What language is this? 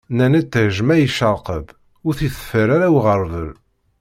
Kabyle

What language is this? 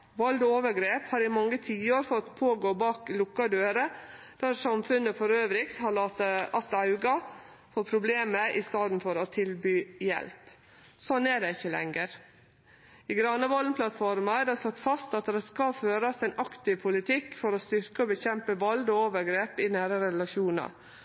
Norwegian Nynorsk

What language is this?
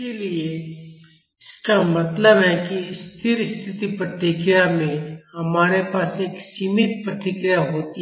Hindi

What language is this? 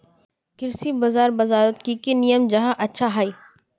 Magahi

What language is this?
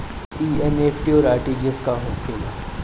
Bhojpuri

